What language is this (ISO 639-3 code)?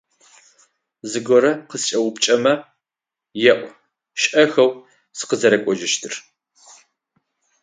ady